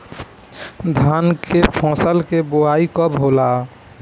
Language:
Bhojpuri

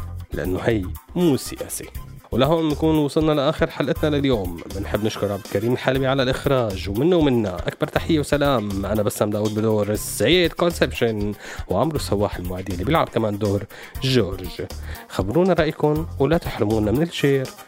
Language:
Arabic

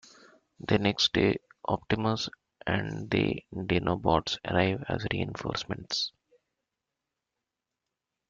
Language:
English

